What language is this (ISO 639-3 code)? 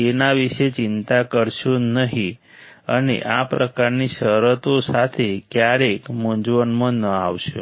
guj